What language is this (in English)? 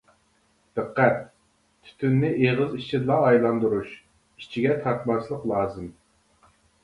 Uyghur